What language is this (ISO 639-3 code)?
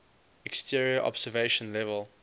eng